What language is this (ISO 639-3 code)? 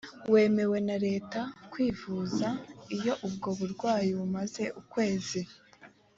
kin